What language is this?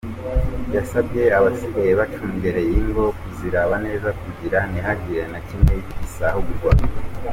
Kinyarwanda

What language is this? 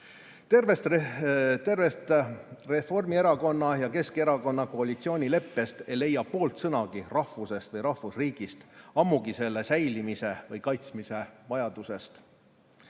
Estonian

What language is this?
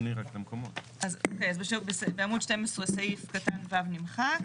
Hebrew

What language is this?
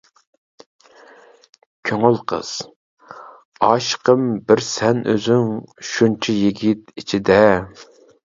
Uyghur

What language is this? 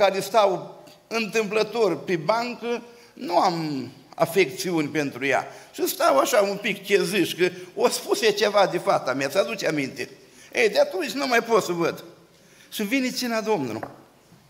Romanian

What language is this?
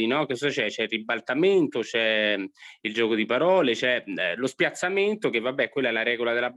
Italian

